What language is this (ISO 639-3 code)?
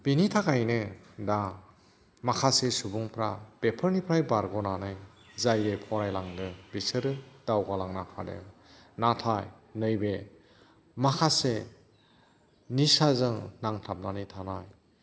brx